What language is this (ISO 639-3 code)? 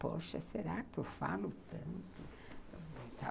por